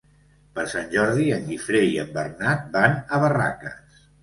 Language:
Catalan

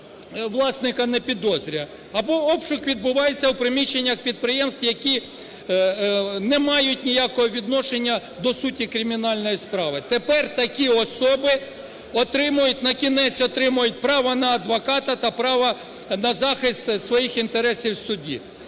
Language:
Ukrainian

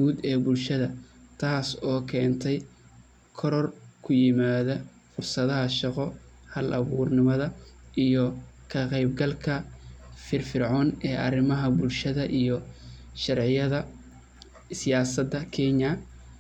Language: Somali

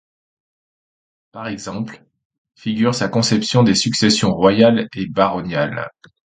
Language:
French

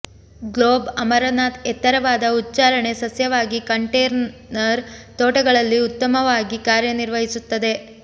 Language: Kannada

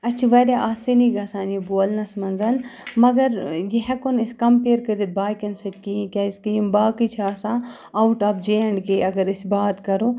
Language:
Kashmiri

